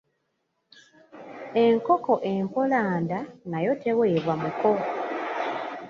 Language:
Ganda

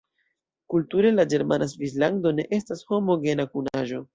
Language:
Esperanto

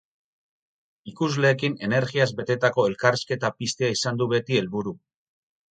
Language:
Basque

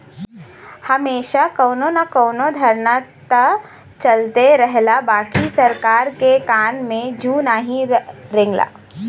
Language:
Bhojpuri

